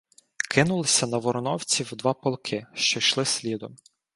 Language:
Ukrainian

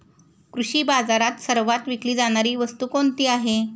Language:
Marathi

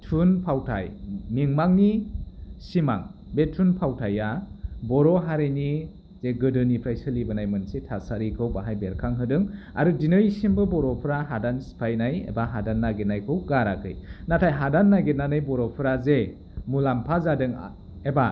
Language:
Bodo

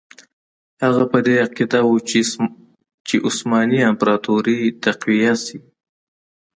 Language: Pashto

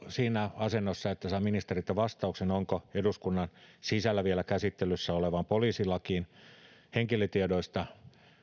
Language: Finnish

